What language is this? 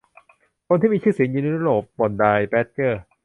Thai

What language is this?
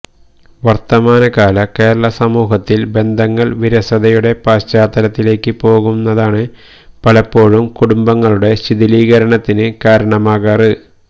Malayalam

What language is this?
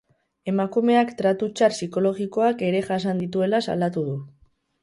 Basque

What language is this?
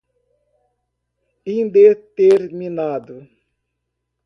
Portuguese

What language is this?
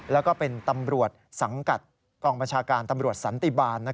Thai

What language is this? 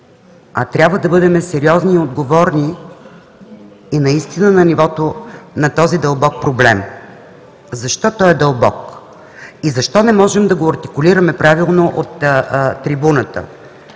Bulgarian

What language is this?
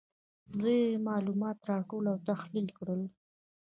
Pashto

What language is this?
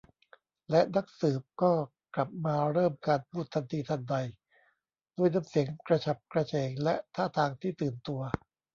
Thai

